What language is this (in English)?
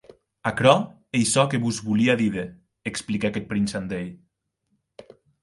Occitan